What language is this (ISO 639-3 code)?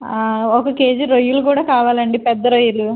tel